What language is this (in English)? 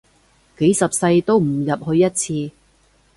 Cantonese